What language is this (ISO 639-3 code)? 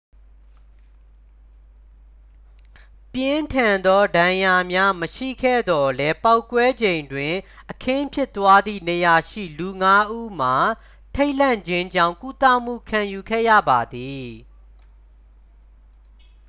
mya